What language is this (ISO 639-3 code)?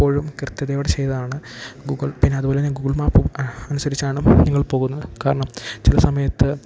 mal